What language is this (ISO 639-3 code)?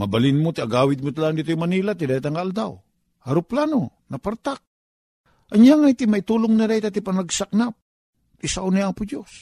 fil